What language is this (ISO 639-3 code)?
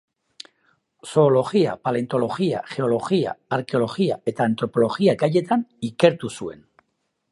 eus